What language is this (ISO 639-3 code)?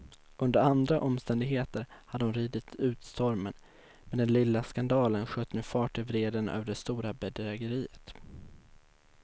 swe